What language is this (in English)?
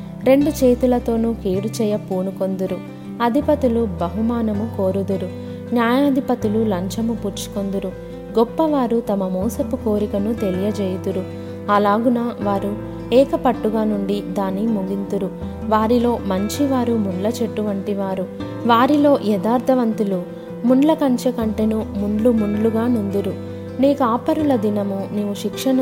Telugu